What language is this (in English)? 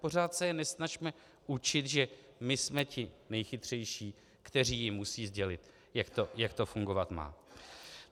Czech